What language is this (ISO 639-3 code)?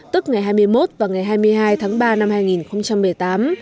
vie